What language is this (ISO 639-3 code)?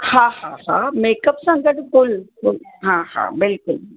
snd